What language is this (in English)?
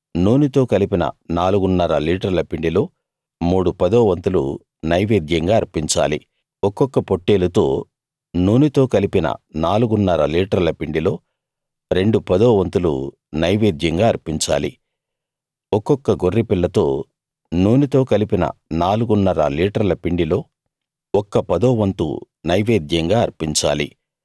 Telugu